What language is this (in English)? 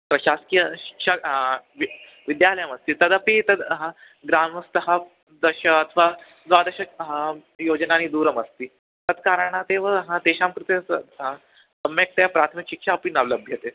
Sanskrit